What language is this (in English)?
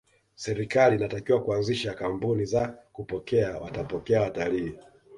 Swahili